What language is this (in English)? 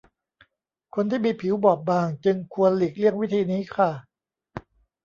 Thai